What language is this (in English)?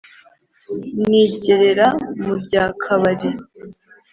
Kinyarwanda